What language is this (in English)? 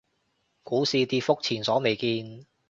Cantonese